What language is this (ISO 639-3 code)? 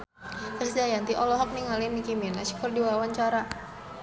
sun